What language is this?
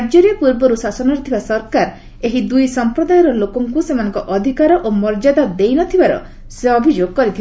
Odia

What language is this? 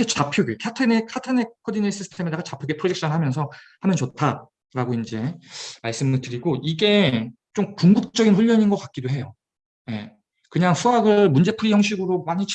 Korean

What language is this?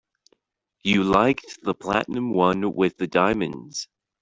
English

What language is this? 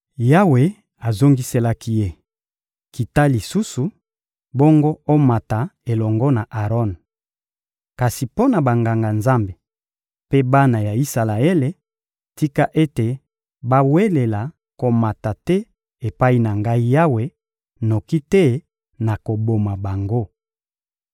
Lingala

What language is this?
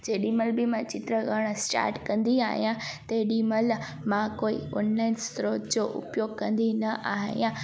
Sindhi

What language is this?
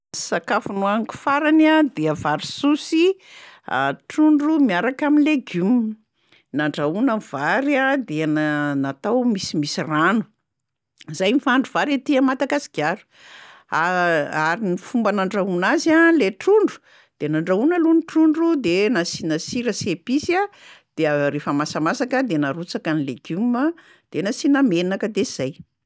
Malagasy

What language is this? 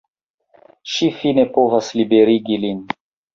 Esperanto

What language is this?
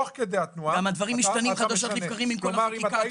Hebrew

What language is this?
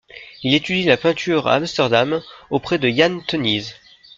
French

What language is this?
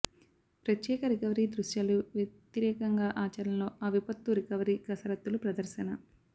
Telugu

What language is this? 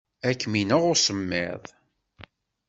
Kabyle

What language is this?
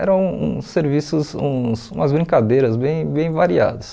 Portuguese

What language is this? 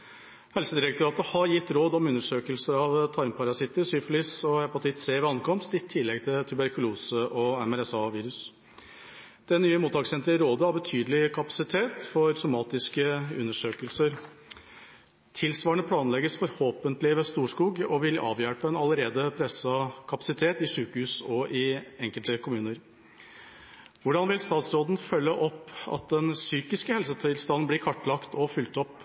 Norwegian Bokmål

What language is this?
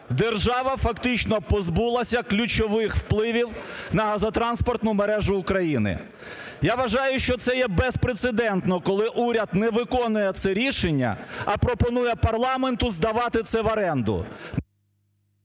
Ukrainian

